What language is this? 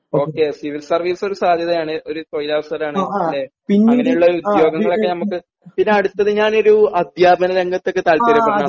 Malayalam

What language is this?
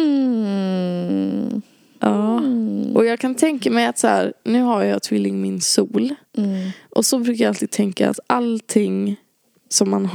Swedish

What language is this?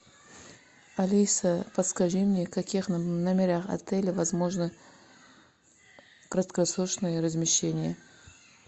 Russian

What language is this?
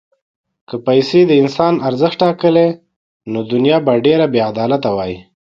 Pashto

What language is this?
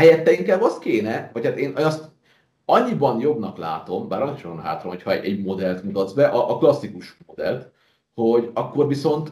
Hungarian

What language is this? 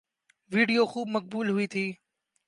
Urdu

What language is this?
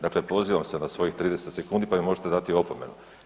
Croatian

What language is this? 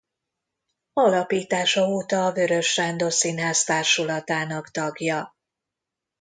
Hungarian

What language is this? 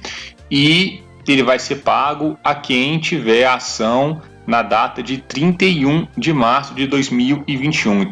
Portuguese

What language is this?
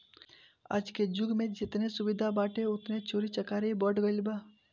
Bhojpuri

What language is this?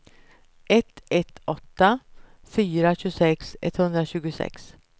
Swedish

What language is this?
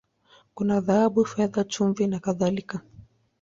Swahili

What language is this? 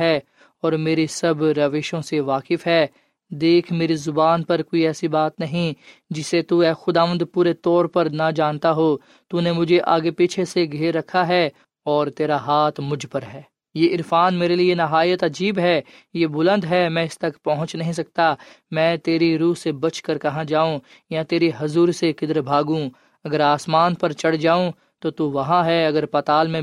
Urdu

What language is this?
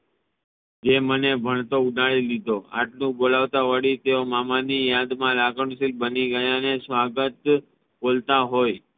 Gujarati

